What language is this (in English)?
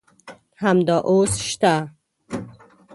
Pashto